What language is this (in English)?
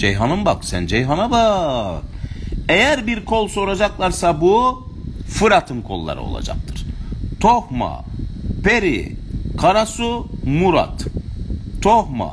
Turkish